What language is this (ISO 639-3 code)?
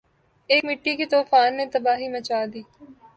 urd